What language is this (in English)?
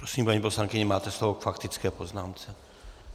Czech